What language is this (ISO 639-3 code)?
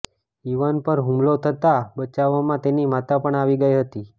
guj